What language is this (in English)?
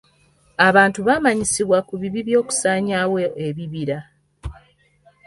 Ganda